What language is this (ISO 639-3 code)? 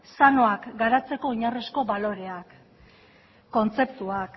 eus